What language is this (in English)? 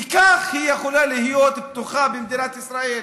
Hebrew